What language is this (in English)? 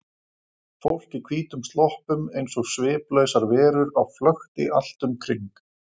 Icelandic